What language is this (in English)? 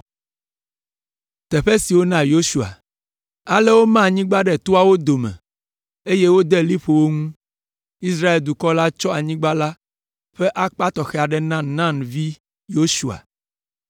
Ewe